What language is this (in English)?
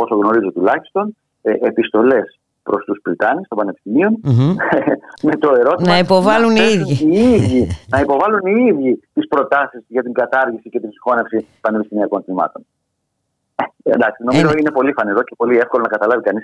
Greek